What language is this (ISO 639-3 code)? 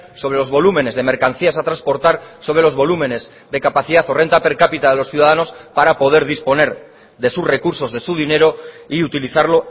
spa